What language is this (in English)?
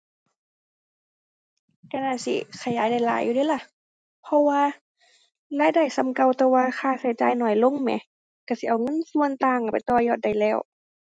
Thai